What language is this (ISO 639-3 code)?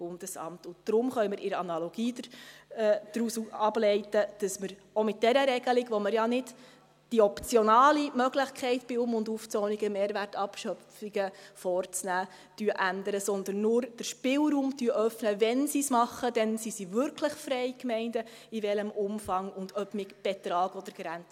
gsw